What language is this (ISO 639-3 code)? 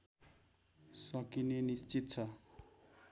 nep